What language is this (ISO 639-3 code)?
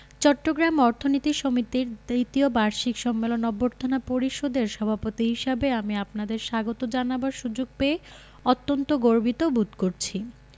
ben